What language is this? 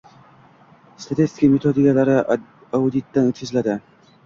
Uzbek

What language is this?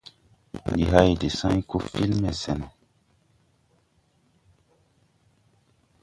Tupuri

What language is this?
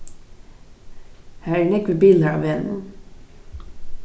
Faroese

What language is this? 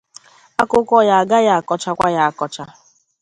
Igbo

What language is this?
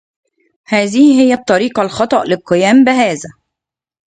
Arabic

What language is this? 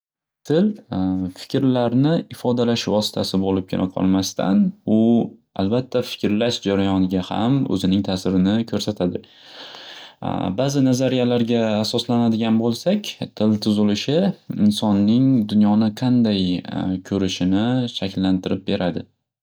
Uzbek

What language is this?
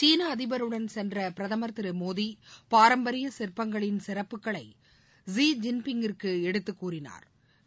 Tamil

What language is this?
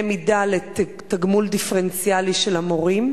Hebrew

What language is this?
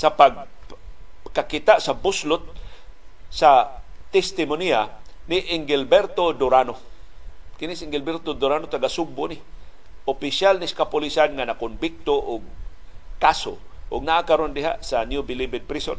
Filipino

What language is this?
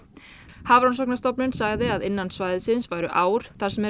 Icelandic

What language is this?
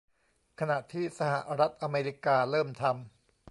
Thai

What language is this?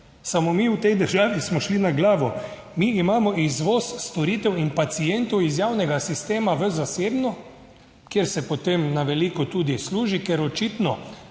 Slovenian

